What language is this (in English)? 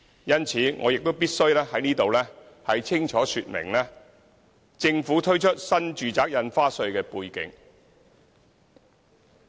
Cantonese